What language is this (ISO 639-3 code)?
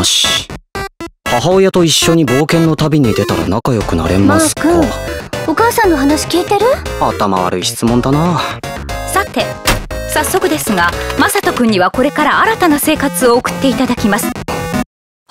jpn